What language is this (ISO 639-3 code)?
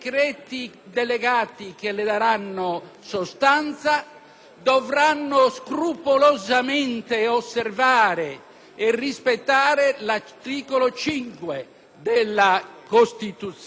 ita